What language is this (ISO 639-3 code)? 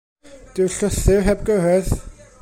cym